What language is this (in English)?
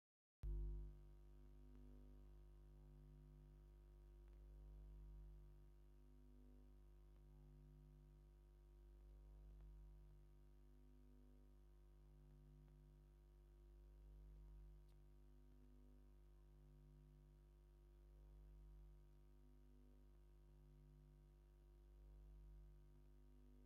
Tigrinya